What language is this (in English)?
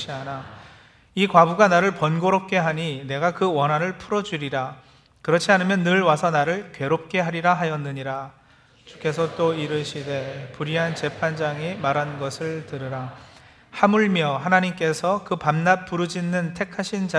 Korean